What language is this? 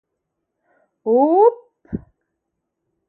Greek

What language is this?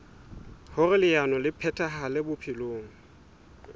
Southern Sotho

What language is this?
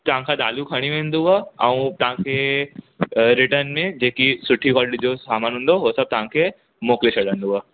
Sindhi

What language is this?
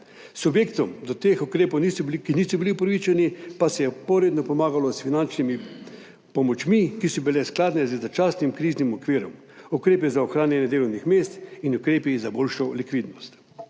Slovenian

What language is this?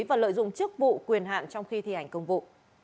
Vietnamese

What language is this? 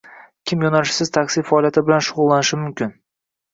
Uzbek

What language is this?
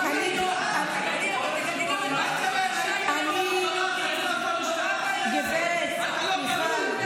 Hebrew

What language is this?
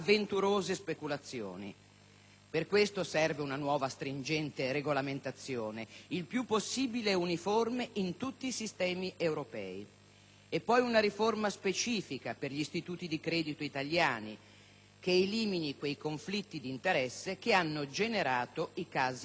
Italian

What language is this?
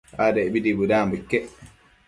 Matsés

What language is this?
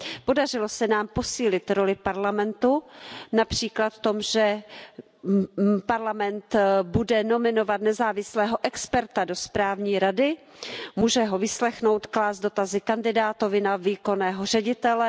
Czech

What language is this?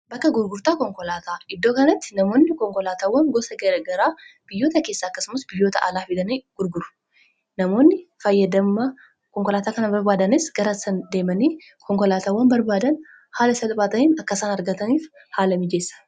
Oromo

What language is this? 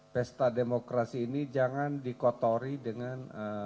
Indonesian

